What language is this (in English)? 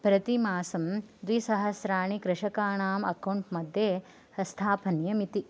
Sanskrit